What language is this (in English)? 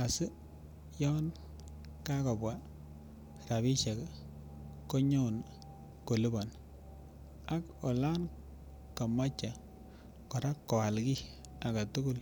Kalenjin